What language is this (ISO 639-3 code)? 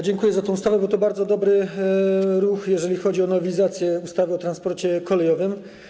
pol